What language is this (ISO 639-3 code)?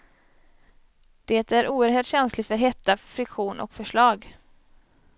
swe